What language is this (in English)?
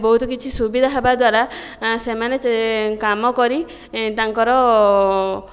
Odia